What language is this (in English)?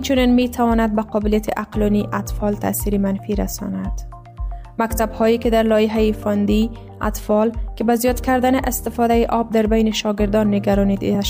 Persian